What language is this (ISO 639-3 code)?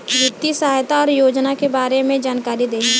bho